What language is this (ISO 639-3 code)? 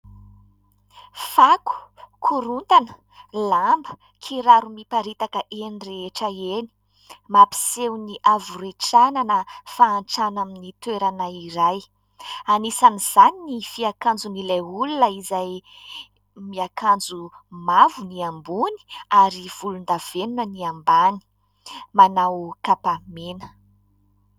mlg